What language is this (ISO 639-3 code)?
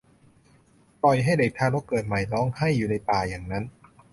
tha